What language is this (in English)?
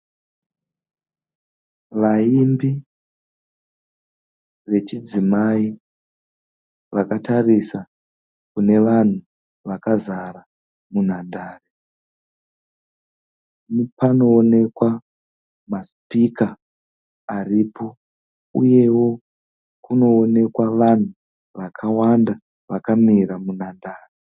Shona